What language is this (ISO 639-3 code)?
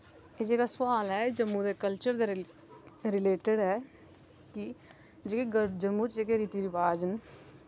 doi